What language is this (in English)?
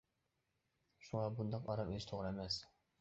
Uyghur